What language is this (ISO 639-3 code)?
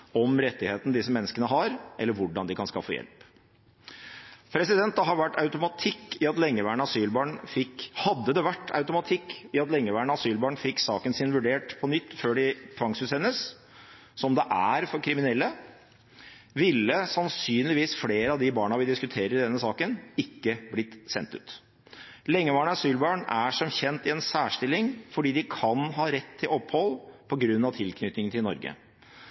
nob